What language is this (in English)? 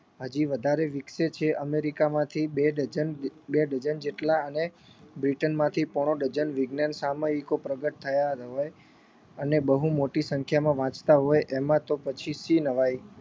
Gujarati